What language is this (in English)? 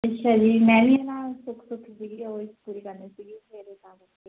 Punjabi